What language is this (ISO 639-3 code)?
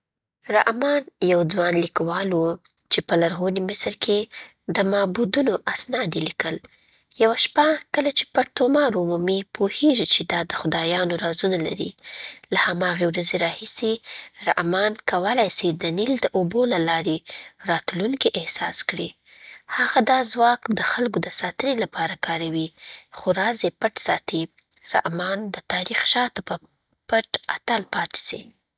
pbt